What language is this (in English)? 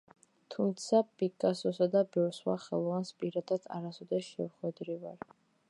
Georgian